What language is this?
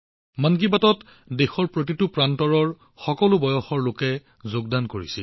Assamese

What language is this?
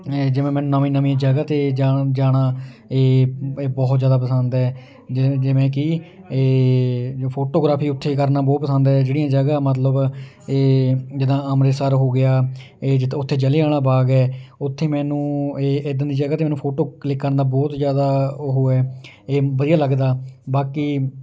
Punjabi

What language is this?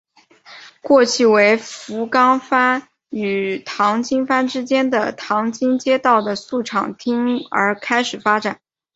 Chinese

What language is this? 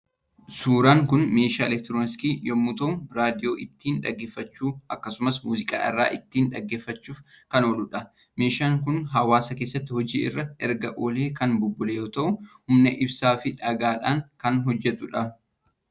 Oromo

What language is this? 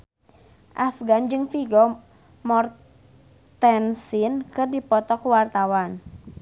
Sundanese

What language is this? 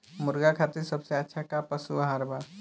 Bhojpuri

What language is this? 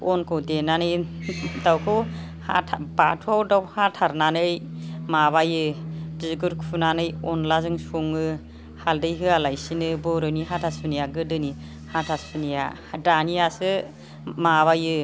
Bodo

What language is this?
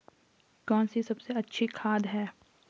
Hindi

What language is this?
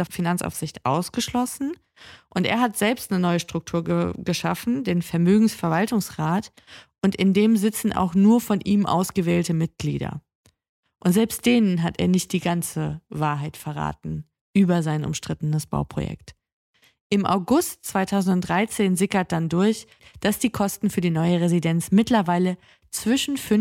German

